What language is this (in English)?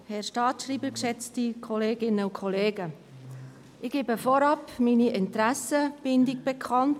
Swiss German